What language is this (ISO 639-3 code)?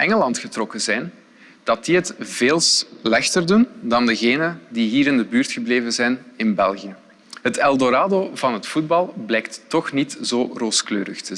nld